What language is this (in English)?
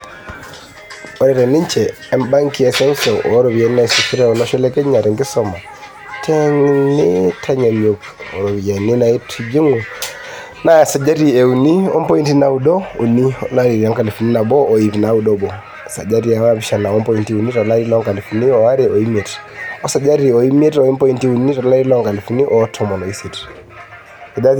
Masai